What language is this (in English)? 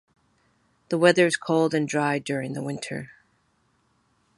English